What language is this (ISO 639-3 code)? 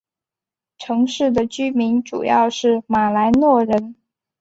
zho